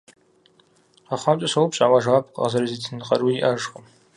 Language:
Kabardian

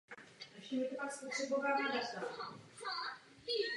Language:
Czech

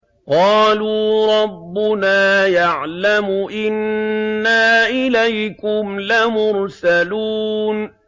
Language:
Arabic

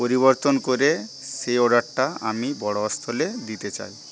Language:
Bangla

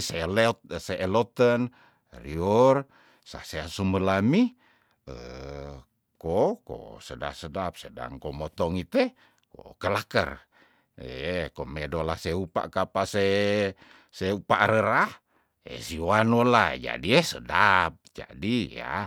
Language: Tondano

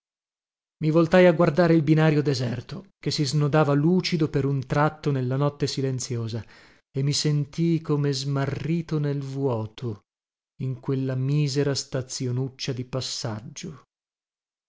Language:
Italian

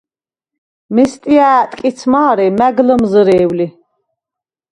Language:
Svan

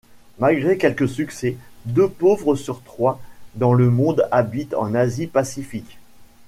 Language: French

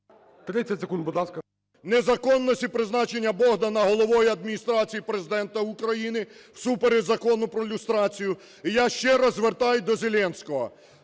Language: Ukrainian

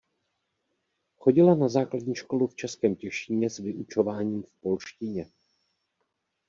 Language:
Czech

